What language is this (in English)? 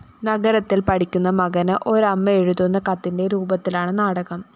Malayalam